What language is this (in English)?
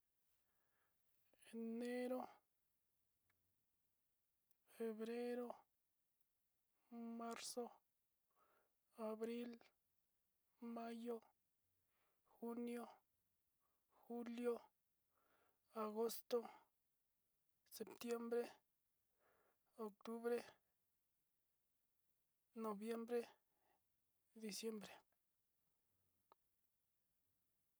Sinicahua Mixtec